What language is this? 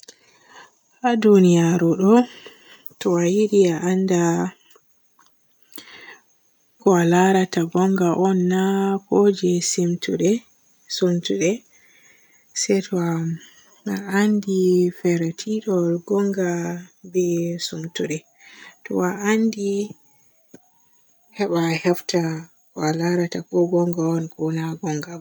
Borgu Fulfulde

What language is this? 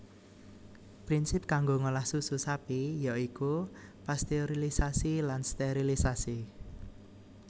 Javanese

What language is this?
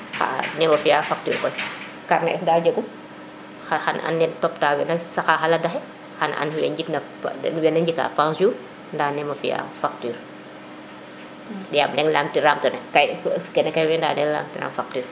Serer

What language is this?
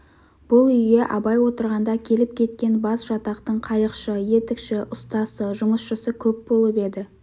Kazakh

